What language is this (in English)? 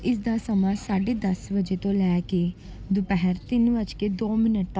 Punjabi